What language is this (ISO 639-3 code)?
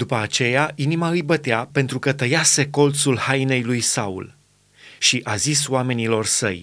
ron